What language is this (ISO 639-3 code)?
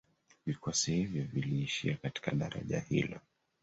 swa